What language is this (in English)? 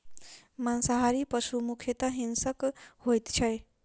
Maithili